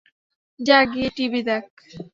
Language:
Bangla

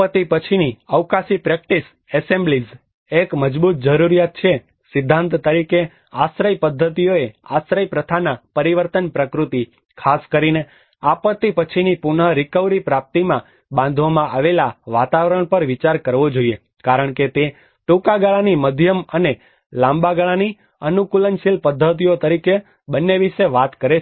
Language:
Gujarati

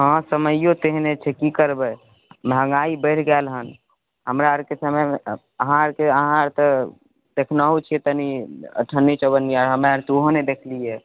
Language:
Maithili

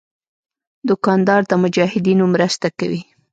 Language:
Pashto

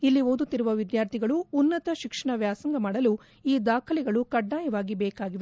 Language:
Kannada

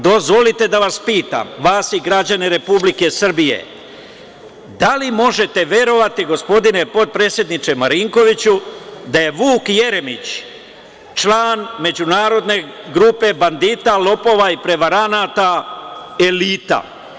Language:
Serbian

